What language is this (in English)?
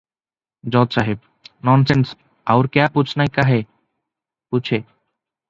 Odia